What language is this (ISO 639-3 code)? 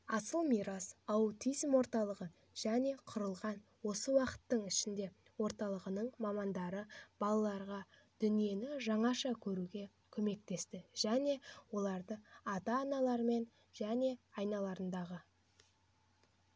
kaz